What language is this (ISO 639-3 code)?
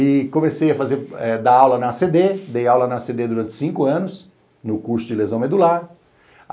por